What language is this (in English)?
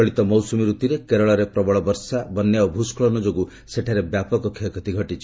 Odia